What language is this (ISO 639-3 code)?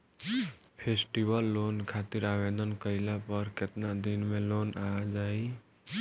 bho